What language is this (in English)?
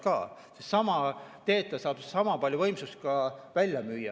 Estonian